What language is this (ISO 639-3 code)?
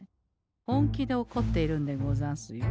jpn